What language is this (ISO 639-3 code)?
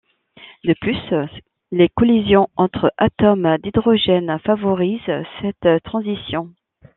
fra